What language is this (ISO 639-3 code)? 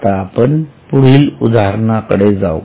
mar